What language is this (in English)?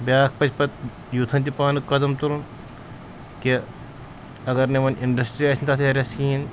Kashmiri